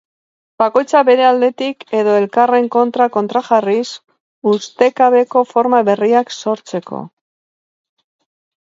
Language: Basque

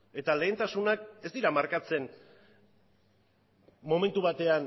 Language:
Basque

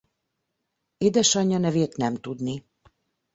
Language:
Hungarian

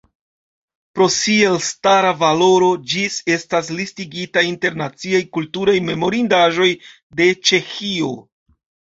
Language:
Esperanto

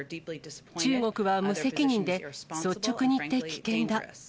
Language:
Japanese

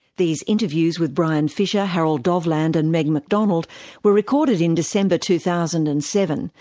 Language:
English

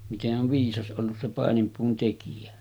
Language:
Finnish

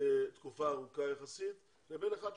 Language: Hebrew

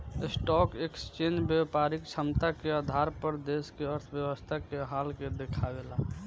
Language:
Bhojpuri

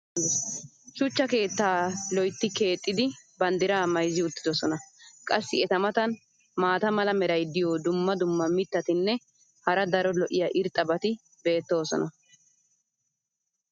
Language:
Wolaytta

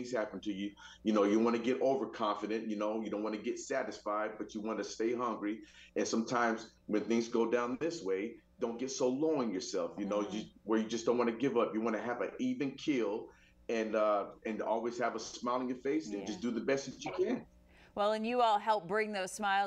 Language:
English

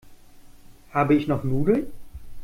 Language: German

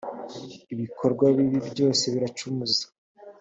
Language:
Kinyarwanda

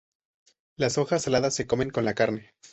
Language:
Spanish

